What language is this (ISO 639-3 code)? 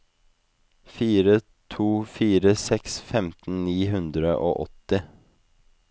nor